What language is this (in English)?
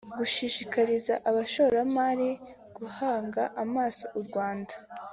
Kinyarwanda